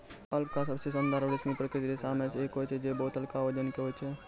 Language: Maithili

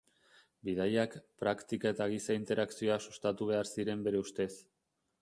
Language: Basque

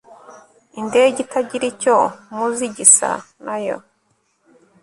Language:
Kinyarwanda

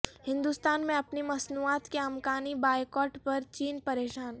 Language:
Urdu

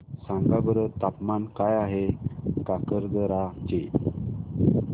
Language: Marathi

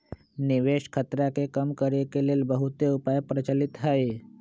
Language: Magahi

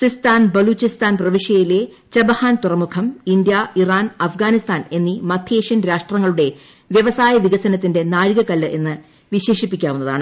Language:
Malayalam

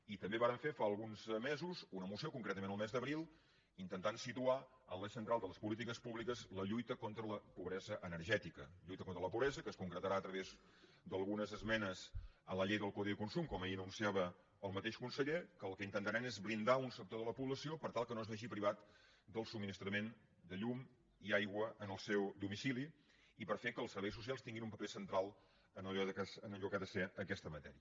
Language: Catalan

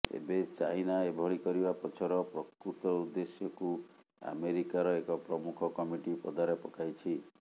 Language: Odia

